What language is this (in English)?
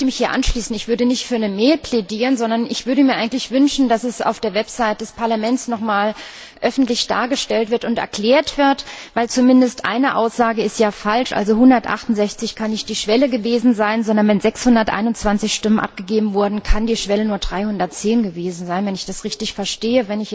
German